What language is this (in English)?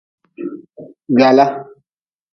Nawdm